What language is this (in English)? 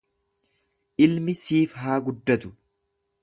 Oromo